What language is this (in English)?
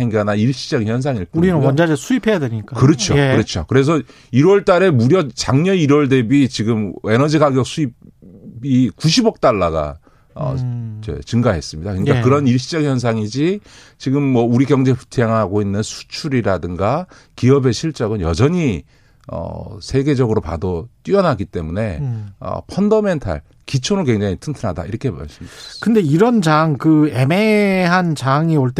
Korean